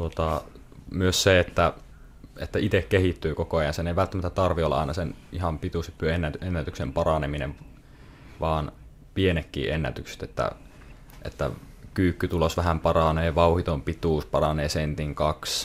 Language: Finnish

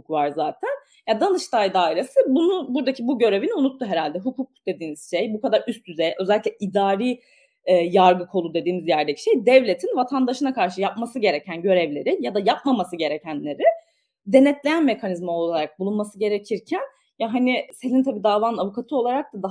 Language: Turkish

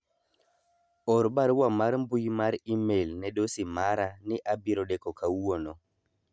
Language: Luo (Kenya and Tanzania)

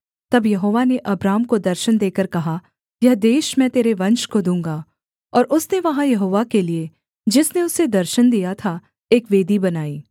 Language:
Hindi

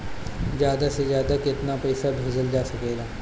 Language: Bhojpuri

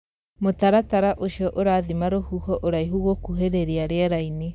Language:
Kikuyu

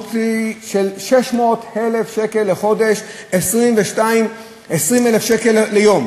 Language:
Hebrew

